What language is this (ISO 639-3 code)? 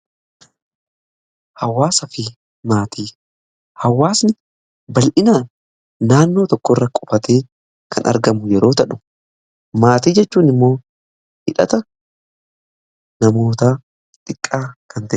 orm